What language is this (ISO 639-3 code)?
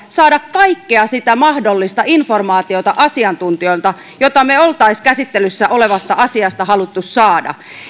fin